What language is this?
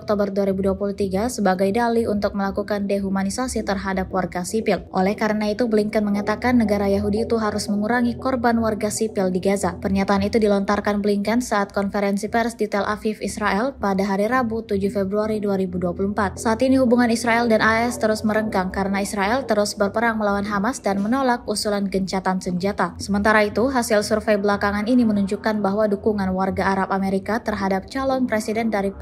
Indonesian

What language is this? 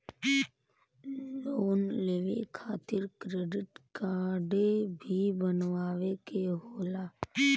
Bhojpuri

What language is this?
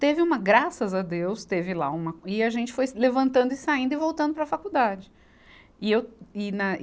Portuguese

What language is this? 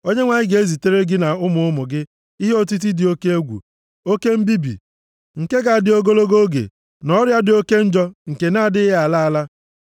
Igbo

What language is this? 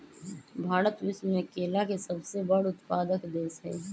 Magahi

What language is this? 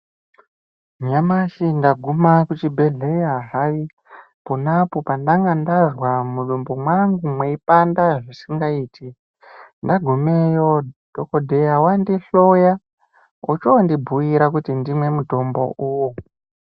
Ndau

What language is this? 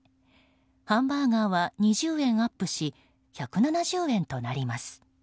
Japanese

